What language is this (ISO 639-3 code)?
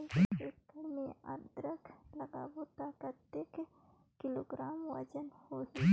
hne